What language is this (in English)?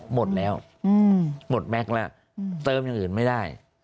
Thai